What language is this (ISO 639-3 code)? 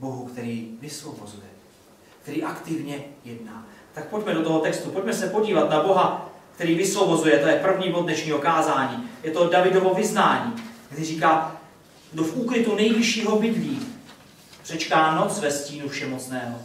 ces